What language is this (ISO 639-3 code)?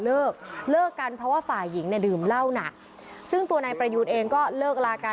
tha